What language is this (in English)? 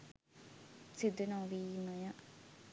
Sinhala